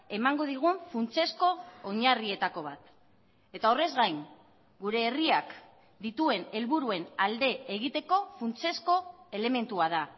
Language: Basque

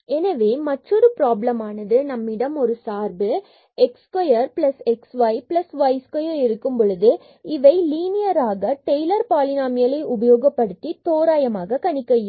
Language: Tamil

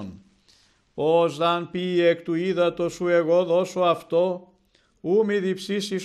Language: Greek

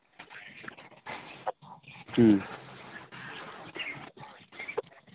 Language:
Manipuri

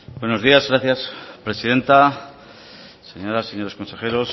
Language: Spanish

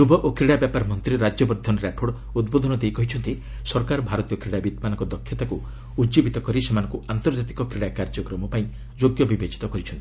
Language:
Odia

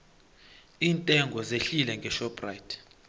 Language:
South Ndebele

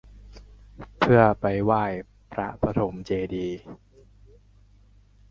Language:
Thai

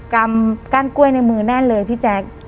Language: Thai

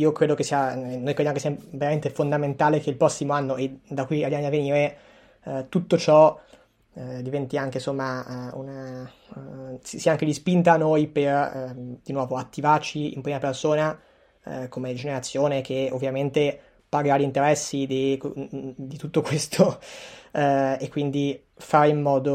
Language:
Italian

